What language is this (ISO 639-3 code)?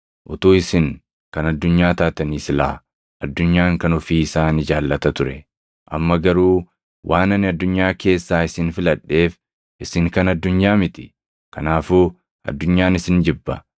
orm